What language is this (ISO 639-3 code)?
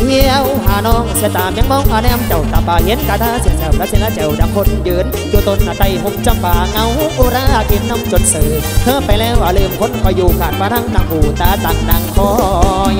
tha